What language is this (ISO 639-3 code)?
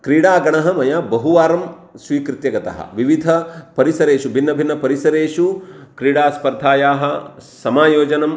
san